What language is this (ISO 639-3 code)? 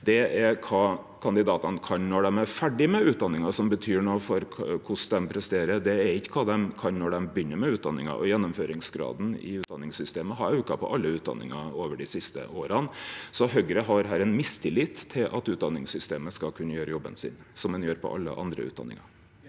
nor